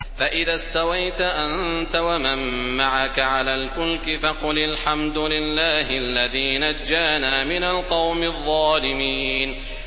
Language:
Arabic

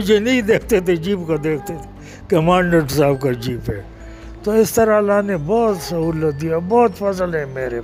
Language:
Urdu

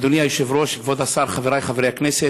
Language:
Hebrew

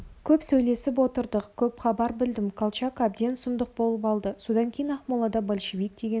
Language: Kazakh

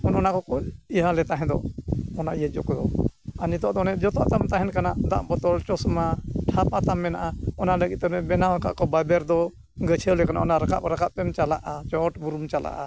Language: Santali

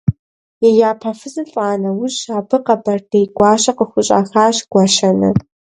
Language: Kabardian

